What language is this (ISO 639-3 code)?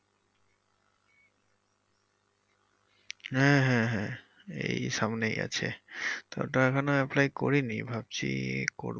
ben